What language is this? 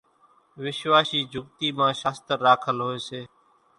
Kachi Koli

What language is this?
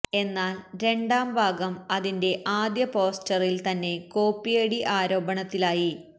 Malayalam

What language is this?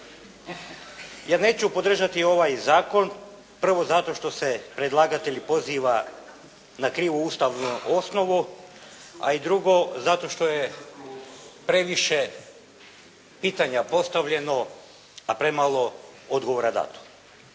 Croatian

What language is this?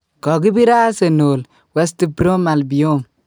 Kalenjin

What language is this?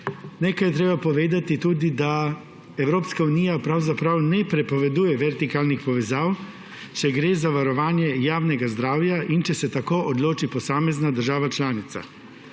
Slovenian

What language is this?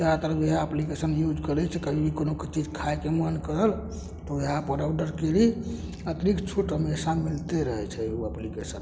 Maithili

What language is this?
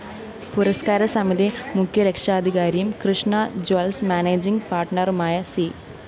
Malayalam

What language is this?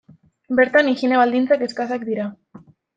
Basque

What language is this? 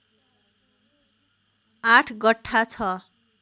Nepali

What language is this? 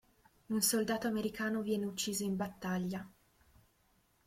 Italian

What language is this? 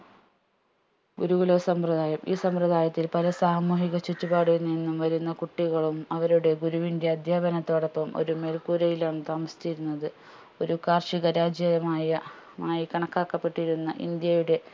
Malayalam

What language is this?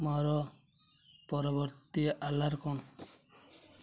Odia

